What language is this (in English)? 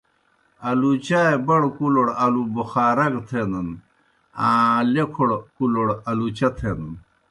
Kohistani Shina